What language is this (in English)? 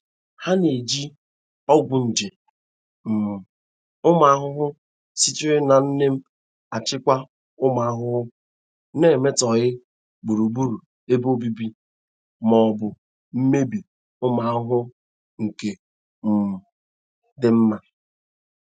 Igbo